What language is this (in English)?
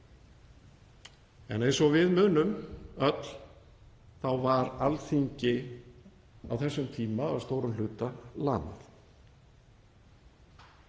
Icelandic